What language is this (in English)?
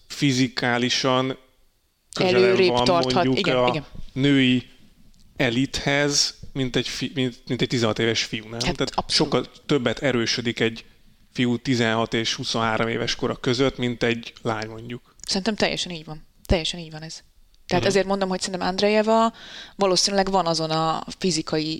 Hungarian